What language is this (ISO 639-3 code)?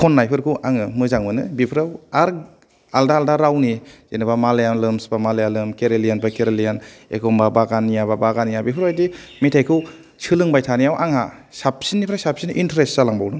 brx